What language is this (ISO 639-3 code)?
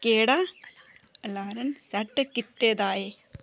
doi